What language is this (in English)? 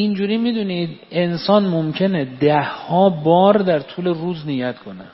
Persian